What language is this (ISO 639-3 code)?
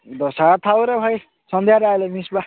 ori